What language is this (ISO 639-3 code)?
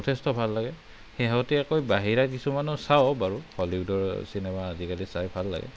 asm